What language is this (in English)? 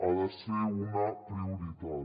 Catalan